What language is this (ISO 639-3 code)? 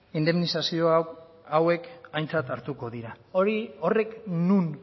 eus